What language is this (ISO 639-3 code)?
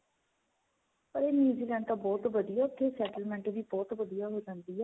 pan